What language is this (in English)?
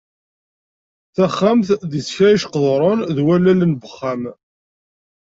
Kabyle